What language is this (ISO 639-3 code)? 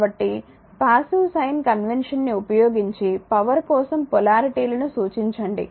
tel